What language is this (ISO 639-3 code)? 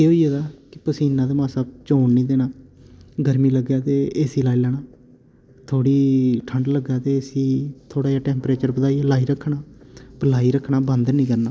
doi